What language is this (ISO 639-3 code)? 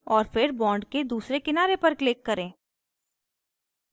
hin